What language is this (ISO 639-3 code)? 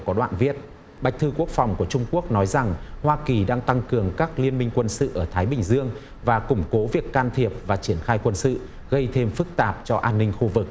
vie